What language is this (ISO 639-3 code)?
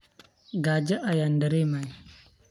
som